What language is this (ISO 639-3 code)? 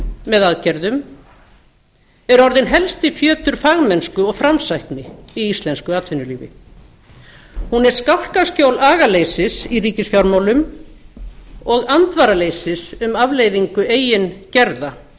isl